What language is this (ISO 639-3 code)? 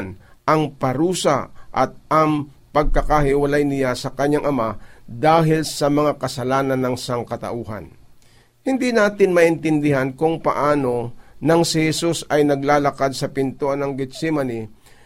fil